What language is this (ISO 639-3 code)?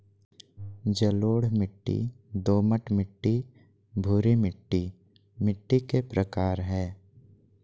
mag